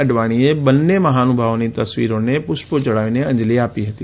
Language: Gujarati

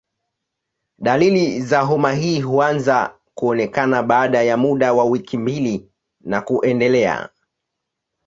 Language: Swahili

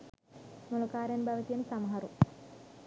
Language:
Sinhala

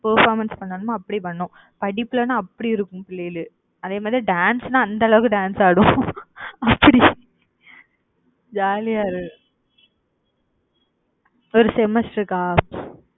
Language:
Tamil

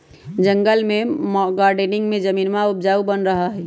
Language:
Magahi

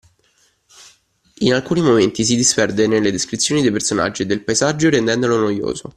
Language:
Italian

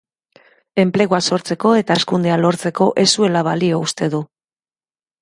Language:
Basque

